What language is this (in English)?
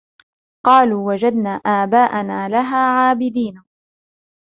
Arabic